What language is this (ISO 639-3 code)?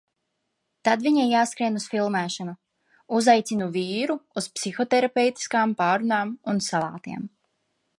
lav